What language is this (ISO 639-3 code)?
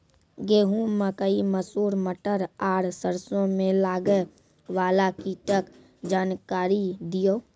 mai